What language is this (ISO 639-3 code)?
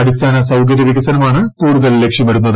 mal